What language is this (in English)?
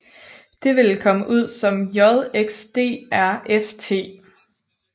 Danish